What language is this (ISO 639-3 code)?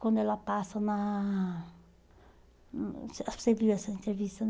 por